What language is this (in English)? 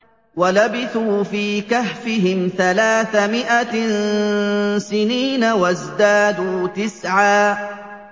Arabic